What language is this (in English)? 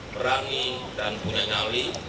Indonesian